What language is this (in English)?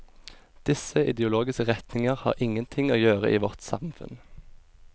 Norwegian